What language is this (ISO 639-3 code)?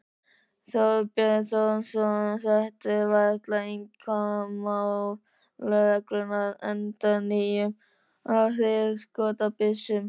isl